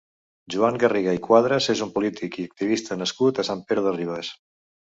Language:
Catalan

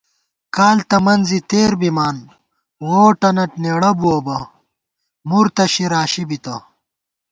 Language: Gawar-Bati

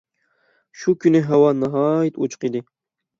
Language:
Uyghur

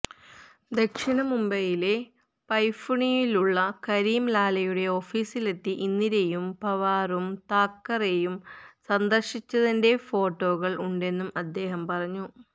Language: Malayalam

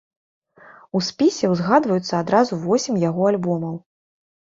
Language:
Belarusian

